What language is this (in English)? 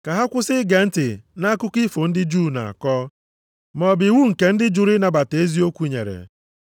Igbo